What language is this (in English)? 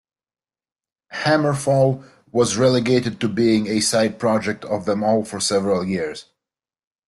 English